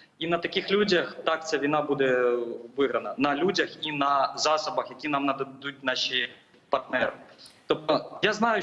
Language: Ukrainian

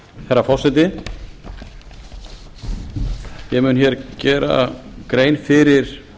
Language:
Icelandic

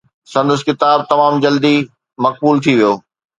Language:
Sindhi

